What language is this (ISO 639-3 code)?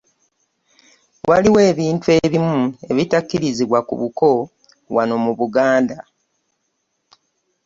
lug